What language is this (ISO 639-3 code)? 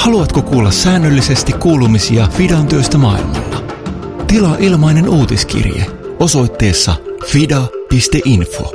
fin